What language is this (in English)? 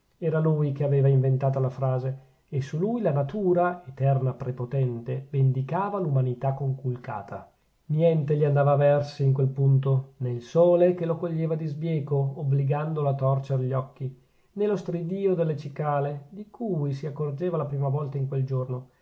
Italian